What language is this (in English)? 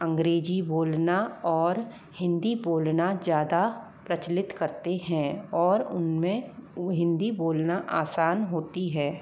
Hindi